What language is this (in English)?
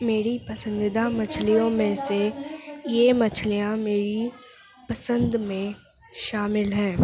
Urdu